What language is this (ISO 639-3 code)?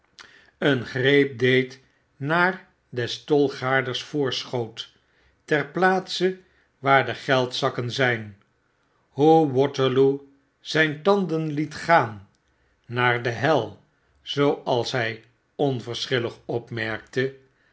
nld